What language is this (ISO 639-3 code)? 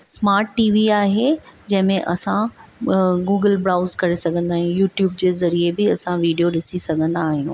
snd